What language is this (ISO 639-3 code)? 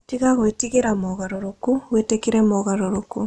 kik